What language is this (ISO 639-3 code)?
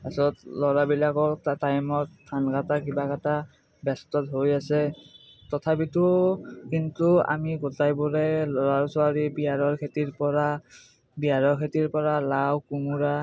asm